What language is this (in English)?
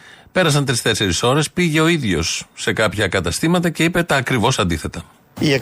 Greek